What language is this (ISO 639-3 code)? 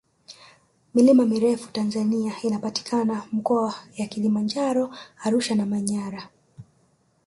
swa